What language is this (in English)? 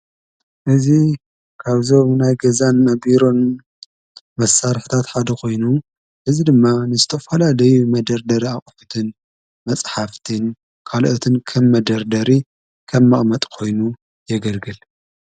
Tigrinya